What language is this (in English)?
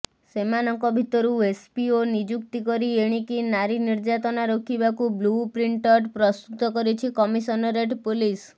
Odia